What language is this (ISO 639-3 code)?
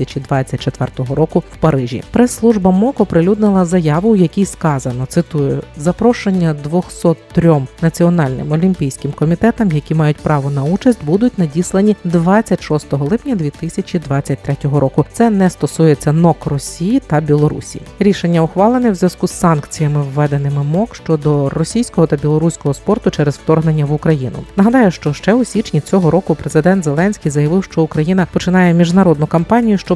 ukr